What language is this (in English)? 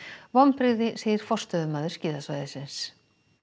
Icelandic